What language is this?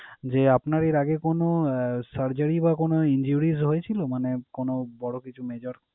Bangla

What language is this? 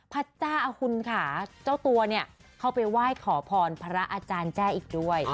Thai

